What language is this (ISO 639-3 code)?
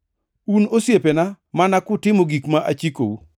luo